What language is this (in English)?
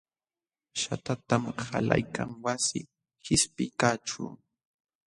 Jauja Wanca Quechua